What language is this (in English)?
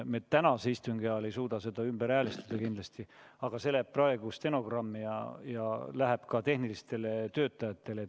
Estonian